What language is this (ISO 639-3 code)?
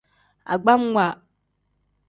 kdh